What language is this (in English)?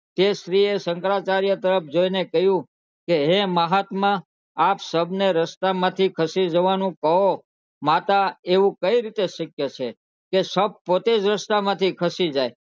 Gujarati